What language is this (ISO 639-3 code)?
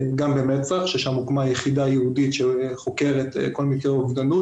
heb